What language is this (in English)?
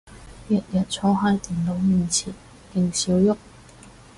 Cantonese